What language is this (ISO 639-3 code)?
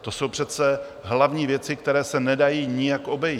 ces